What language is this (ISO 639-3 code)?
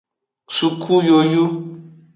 ajg